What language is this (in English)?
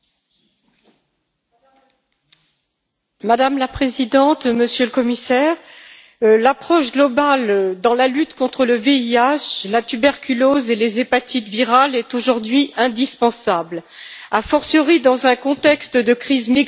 French